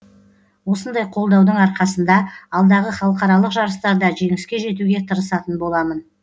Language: Kazakh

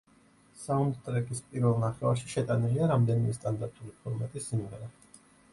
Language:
Georgian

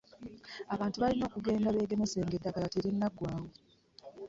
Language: Ganda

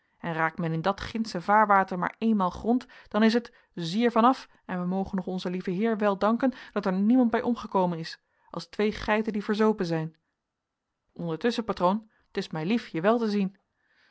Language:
Dutch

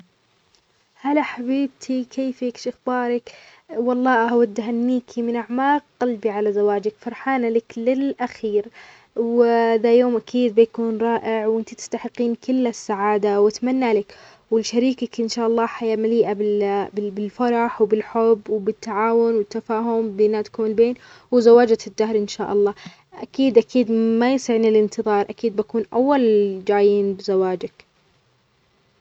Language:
Omani Arabic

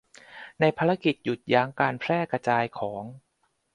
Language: Thai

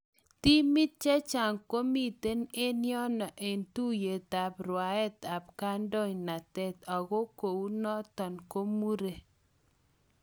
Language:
Kalenjin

